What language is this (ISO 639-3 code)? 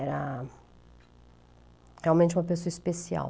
por